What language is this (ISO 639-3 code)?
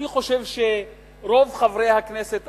heb